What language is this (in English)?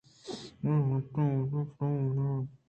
Eastern Balochi